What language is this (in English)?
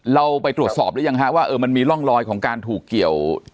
Thai